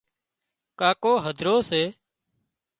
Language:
Wadiyara Koli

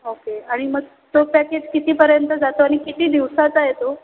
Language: Marathi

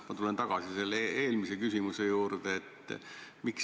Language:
Estonian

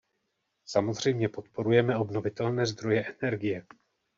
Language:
Czech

